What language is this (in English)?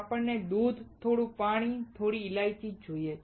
Gujarati